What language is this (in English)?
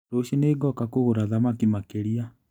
Kikuyu